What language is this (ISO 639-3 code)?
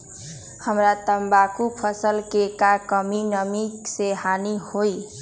mag